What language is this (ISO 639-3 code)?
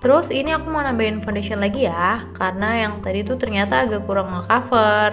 ind